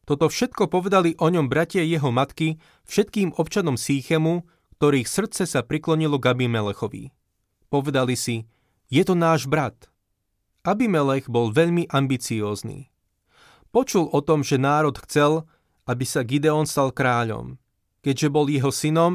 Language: Slovak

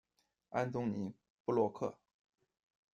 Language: Chinese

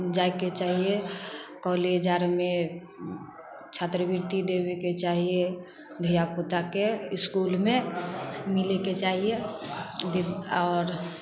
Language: Maithili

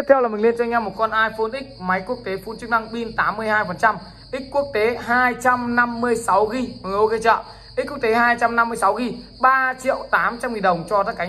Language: Vietnamese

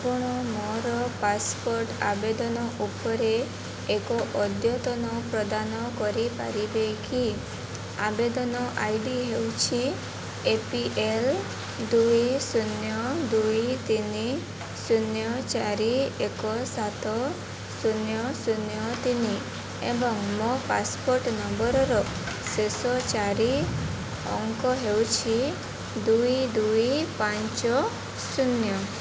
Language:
Odia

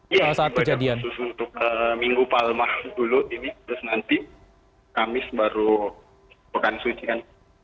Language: Indonesian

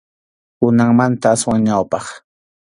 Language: Arequipa-La Unión Quechua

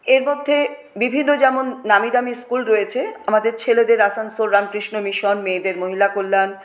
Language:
Bangla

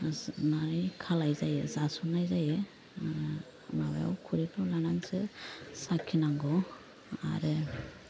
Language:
Bodo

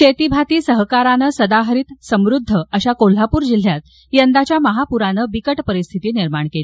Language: Marathi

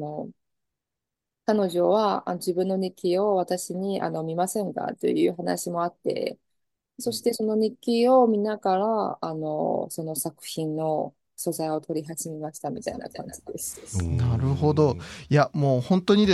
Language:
Japanese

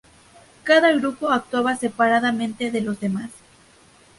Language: Spanish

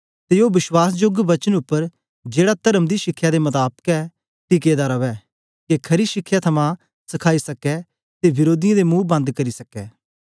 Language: Dogri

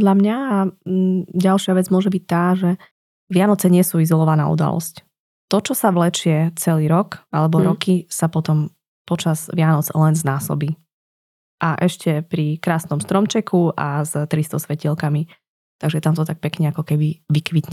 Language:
Slovak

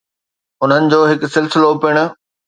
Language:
Sindhi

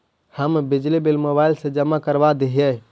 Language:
Magahi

